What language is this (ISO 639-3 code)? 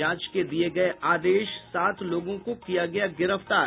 hin